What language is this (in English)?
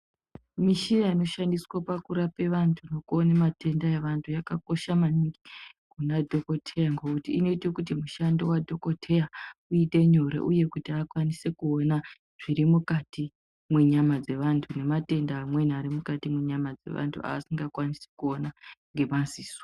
Ndau